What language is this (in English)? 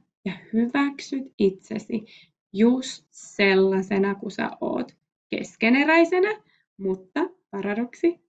Finnish